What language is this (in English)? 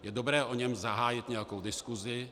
Czech